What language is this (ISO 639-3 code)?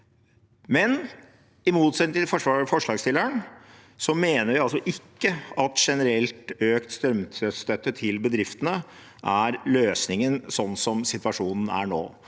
nor